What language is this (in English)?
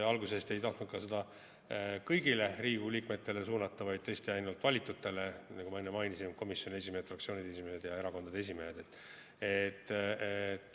Estonian